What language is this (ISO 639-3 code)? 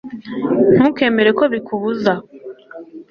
kin